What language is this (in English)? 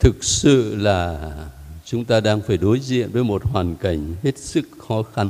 Vietnamese